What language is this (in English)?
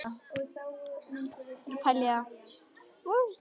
Icelandic